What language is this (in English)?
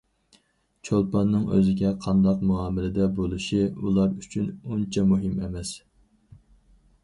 Uyghur